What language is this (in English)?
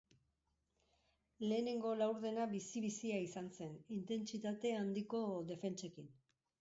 Basque